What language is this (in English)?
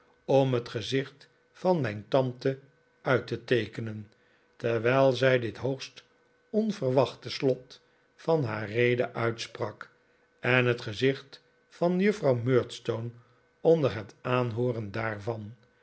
Dutch